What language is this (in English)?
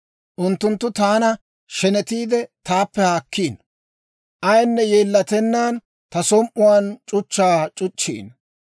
Dawro